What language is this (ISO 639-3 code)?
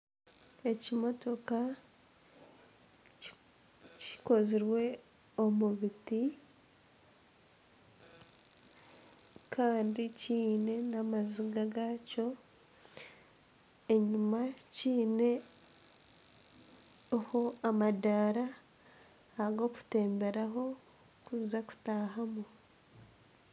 nyn